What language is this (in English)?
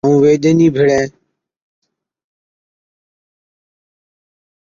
Od